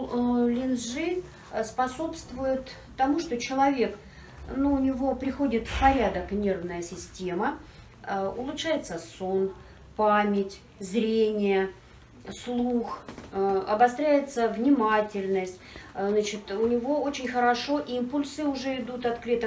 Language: Russian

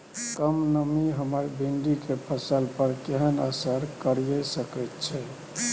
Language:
Maithili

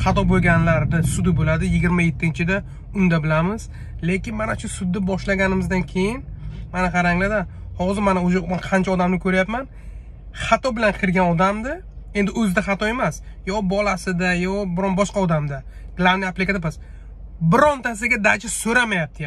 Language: Turkish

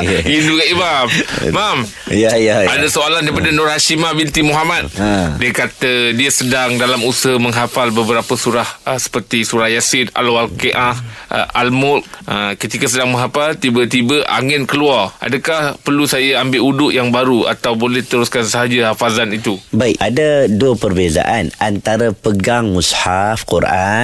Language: Malay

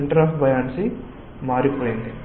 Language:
Telugu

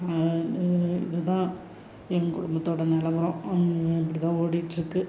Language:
Tamil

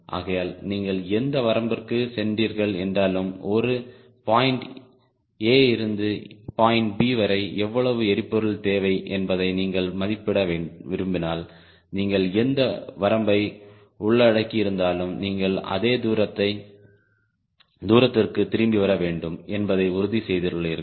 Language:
Tamil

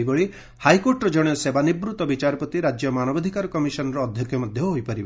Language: Odia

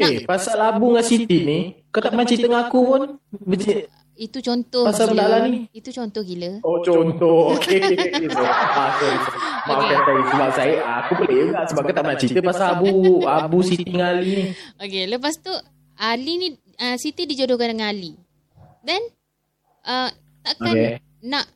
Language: Malay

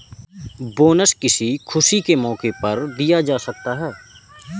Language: Hindi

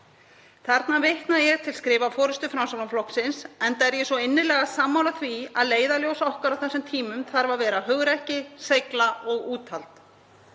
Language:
Icelandic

